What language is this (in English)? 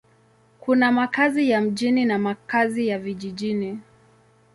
Swahili